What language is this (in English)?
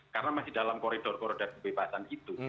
Indonesian